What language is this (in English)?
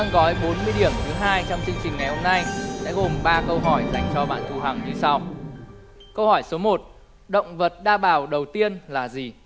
Vietnamese